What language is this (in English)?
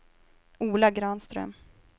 Swedish